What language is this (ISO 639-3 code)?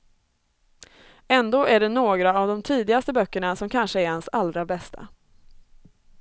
swe